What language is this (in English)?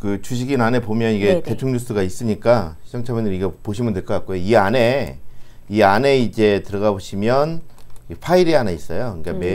Korean